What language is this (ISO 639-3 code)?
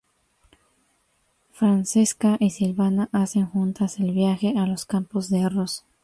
spa